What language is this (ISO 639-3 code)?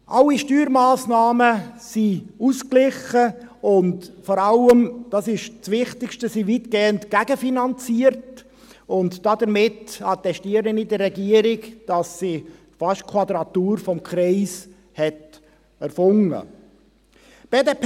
gsw